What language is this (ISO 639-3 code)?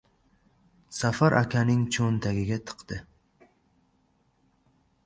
uzb